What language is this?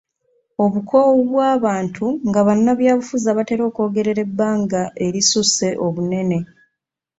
Ganda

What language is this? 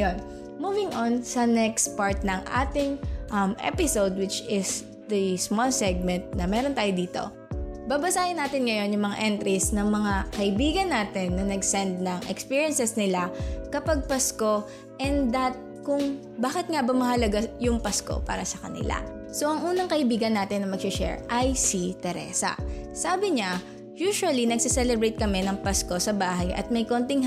Filipino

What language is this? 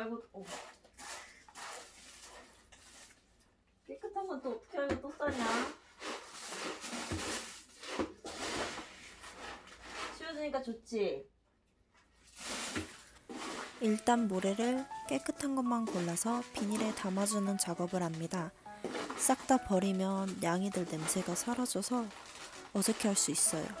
Korean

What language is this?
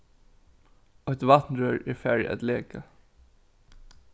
Faroese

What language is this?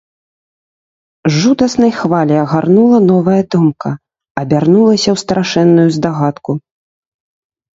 Belarusian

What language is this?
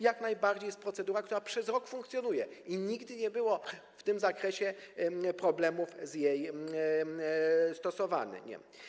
Polish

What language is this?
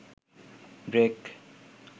Bangla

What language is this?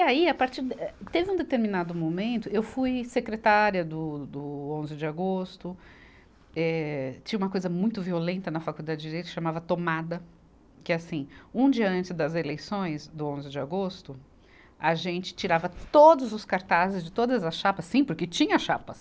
Portuguese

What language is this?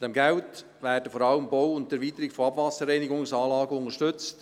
Swiss German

